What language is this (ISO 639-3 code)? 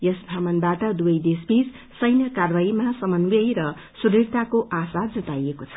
nep